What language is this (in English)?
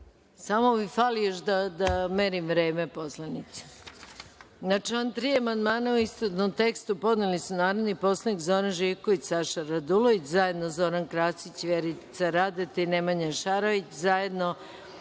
Serbian